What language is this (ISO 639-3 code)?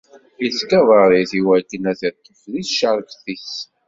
kab